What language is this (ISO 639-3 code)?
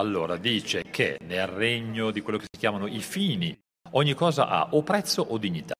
ita